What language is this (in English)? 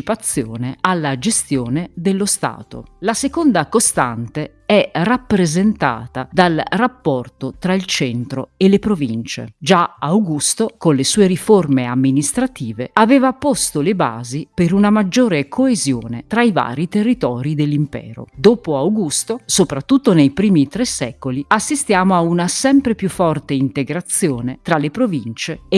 Italian